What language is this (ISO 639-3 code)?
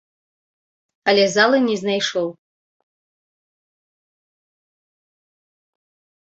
bel